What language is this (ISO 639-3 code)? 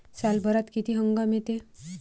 mar